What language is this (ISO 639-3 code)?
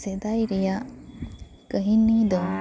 sat